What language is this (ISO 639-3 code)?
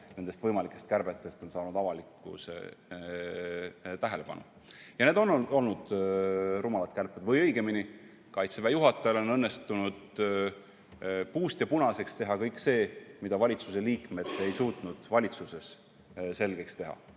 est